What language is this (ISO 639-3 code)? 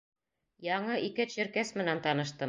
bak